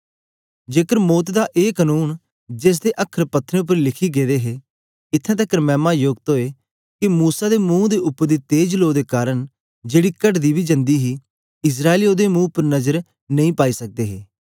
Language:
Dogri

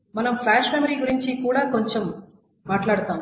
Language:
Telugu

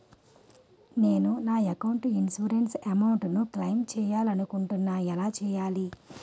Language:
Telugu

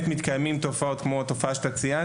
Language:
Hebrew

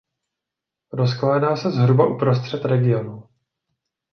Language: Czech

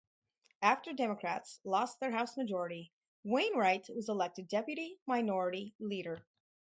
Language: English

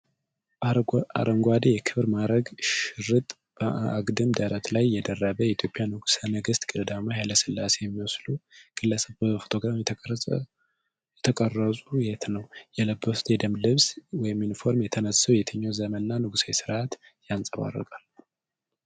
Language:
Amharic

